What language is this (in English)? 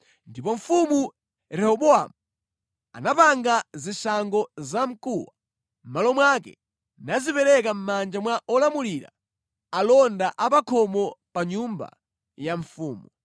Nyanja